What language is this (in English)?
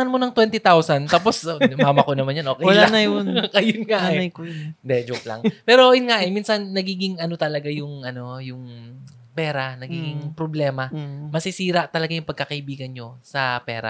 Filipino